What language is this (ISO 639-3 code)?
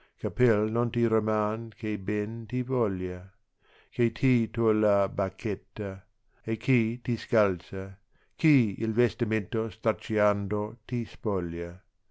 ita